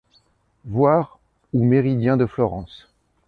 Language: French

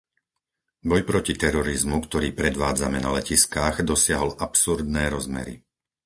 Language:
Slovak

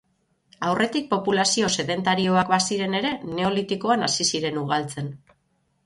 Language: Basque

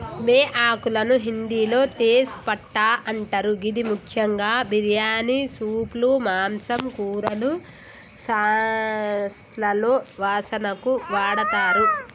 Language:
Telugu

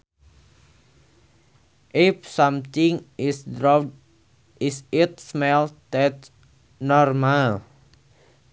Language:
Sundanese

